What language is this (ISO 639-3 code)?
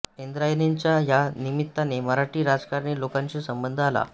mar